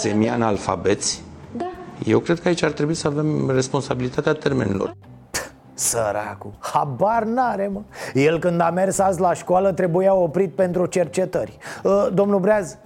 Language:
Romanian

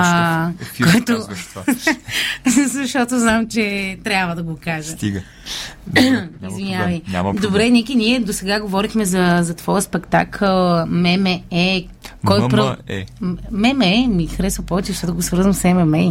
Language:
Bulgarian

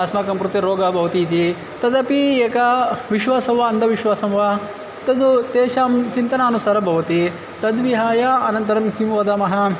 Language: Sanskrit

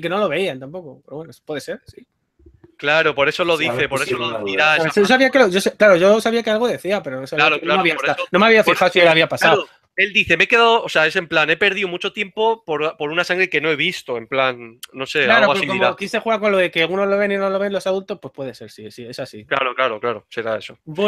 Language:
Spanish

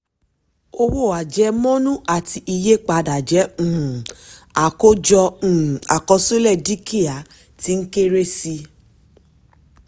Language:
Yoruba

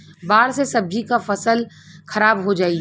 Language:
Bhojpuri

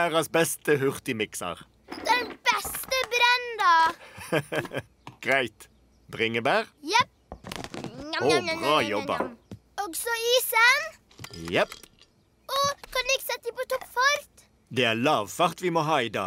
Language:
Norwegian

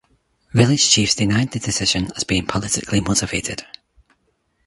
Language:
English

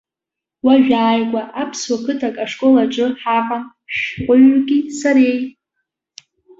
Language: Abkhazian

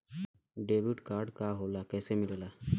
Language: Bhojpuri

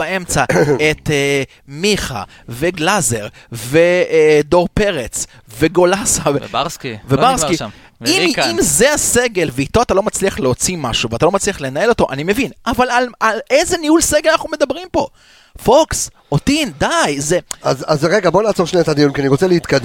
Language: Hebrew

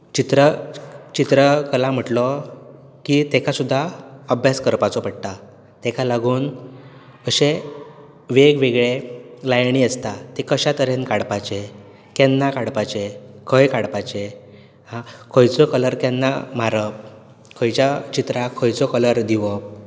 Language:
Konkani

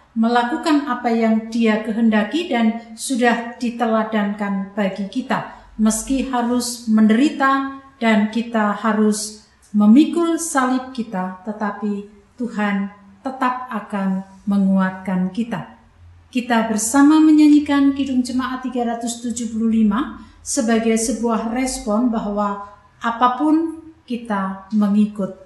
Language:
Indonesian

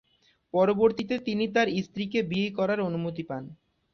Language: Bangla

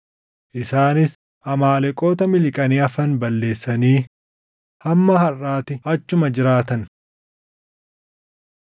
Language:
Oromo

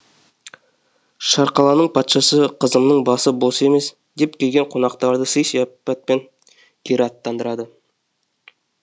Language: Kazakh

